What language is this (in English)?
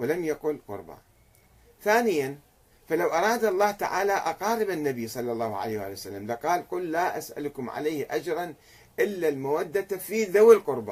Arabic